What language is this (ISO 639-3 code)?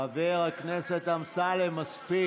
heb